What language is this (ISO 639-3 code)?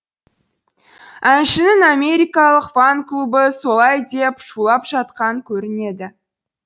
kaz